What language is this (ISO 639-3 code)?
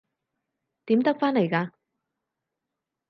yue